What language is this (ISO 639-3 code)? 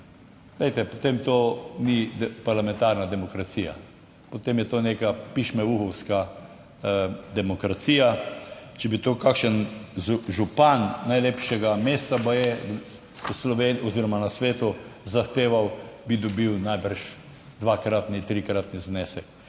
slv